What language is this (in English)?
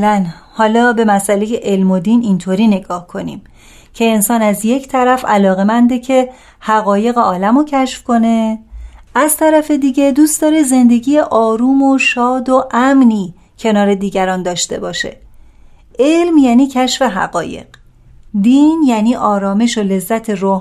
Persian